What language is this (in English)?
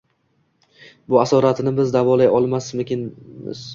Uzbek